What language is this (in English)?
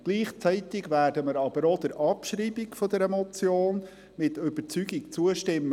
Swiss German